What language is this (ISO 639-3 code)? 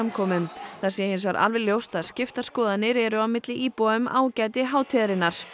isl